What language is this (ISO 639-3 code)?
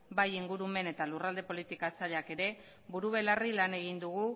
eus